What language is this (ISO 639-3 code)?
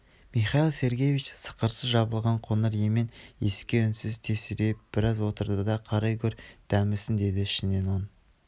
kaz